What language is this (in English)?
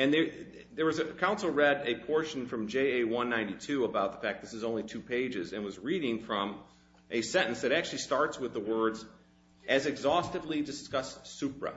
English